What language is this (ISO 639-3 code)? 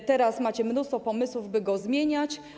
pol